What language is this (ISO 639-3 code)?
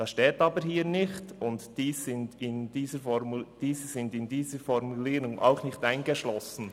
gsw